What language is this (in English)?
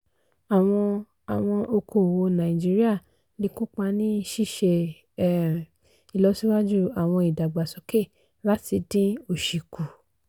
Yoruba